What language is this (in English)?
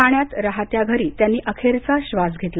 Marathi